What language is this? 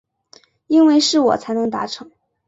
Chinese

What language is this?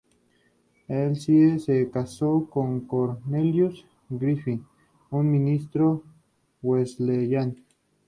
Spanish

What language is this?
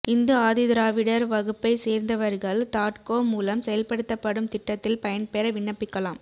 Tamil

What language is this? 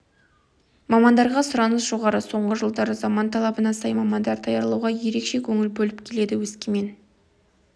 Kazakh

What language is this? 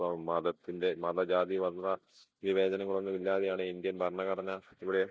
Malayalam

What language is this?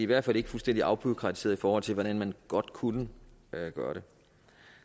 Danish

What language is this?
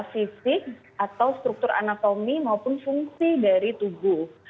Indonesian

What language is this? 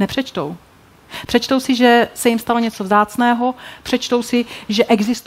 Czech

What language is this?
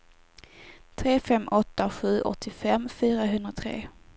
Swedish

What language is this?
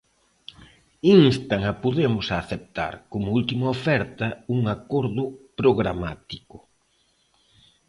Galician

